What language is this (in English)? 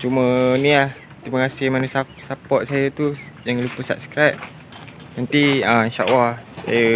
Malay